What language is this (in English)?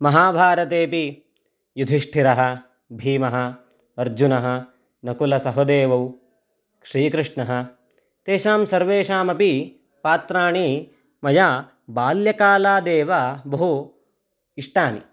Sanskrit